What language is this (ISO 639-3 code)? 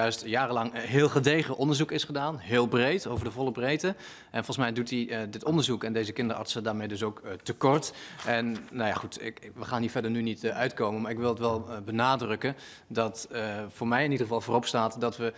nld